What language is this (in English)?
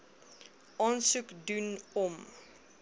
Afrikaans